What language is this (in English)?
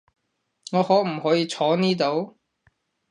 Cantonese